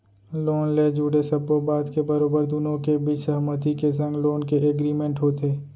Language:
Chhattisgarhi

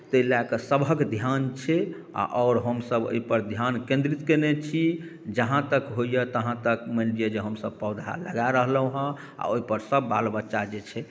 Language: Maithili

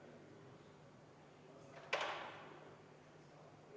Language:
Estonian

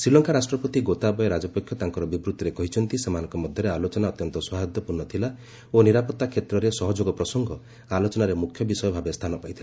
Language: Odia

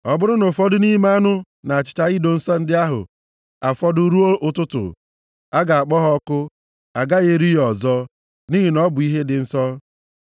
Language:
Igbo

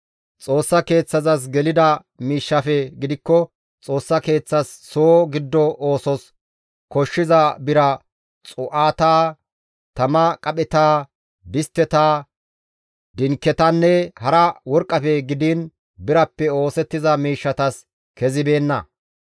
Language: Gamo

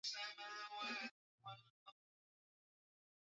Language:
Swahili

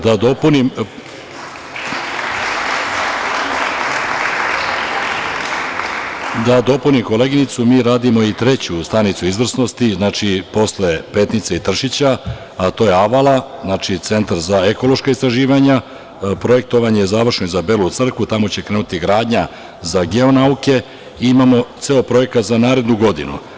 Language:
Serbian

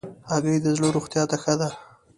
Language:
Pashto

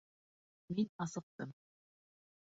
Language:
Bashkir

